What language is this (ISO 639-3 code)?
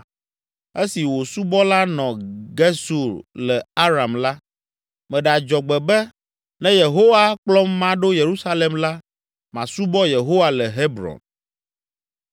ewe